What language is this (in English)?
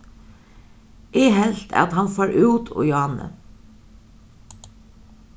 Faroese